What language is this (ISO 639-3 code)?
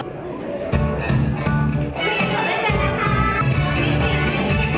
tha